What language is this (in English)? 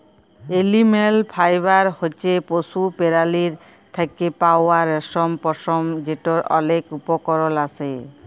Bangla